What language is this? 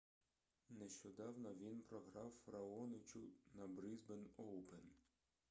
Ukrainian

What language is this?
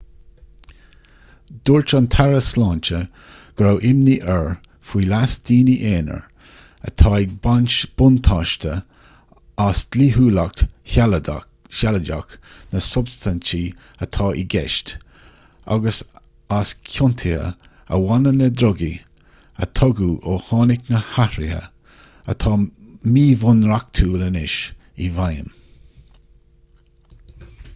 Irish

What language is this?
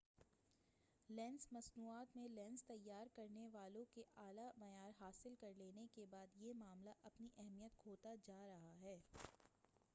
Urdu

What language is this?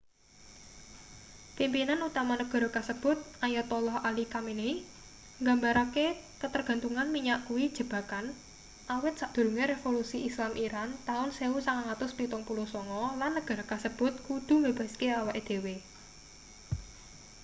Javanese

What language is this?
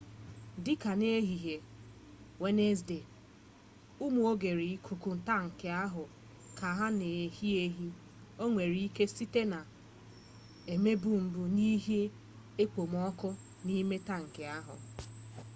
Igbo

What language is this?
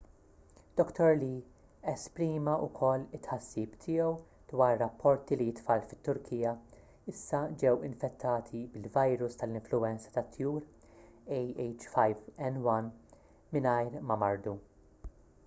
Maltese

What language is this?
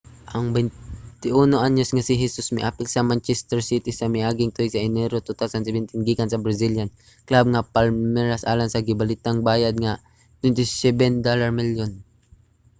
Cebuano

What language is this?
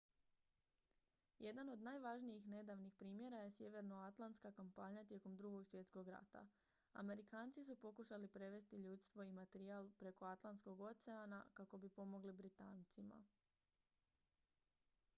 Croatian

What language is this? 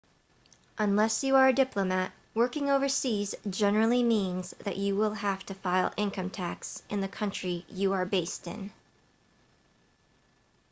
English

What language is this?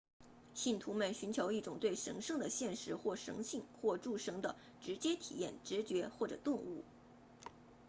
Chinese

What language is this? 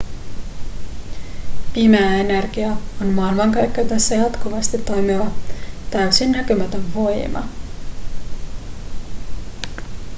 Finnish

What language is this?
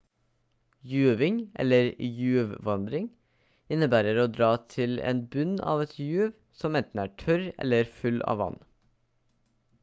Norwegian Bokmål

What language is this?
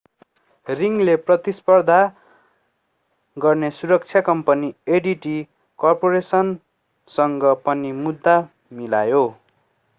Nepali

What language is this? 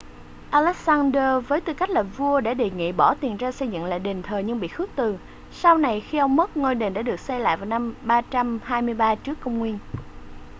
Vietnamese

